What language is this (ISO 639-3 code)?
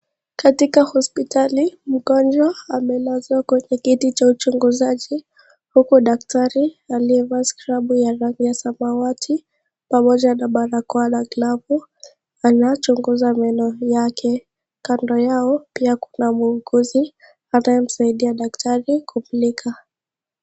swa